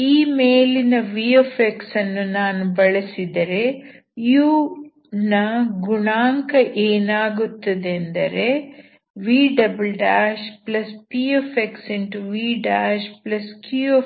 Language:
Kannada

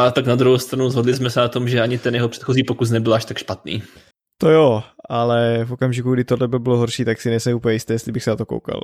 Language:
Czech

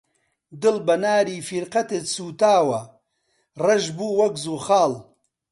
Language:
Central Kurdish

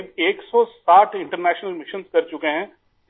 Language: Urdu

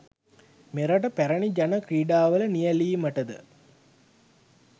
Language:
Sinhala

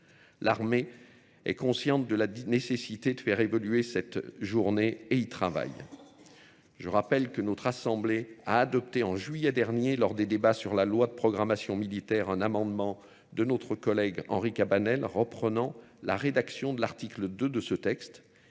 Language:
French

